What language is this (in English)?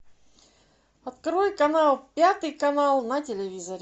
Russian